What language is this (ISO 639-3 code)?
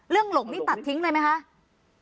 tha